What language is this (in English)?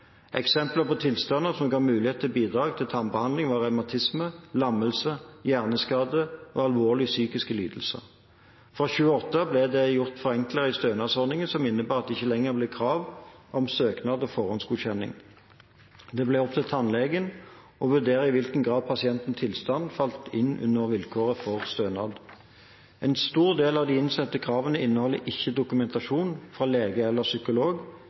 Norwegian Bokmål